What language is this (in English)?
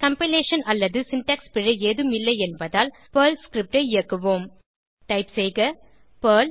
Tamil